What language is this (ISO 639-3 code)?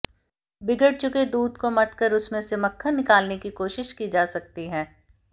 hin